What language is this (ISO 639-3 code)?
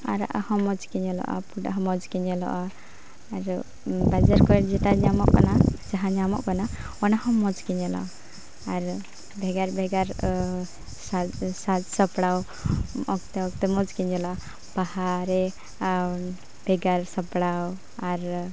sat